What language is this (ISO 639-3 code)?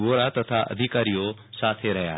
guj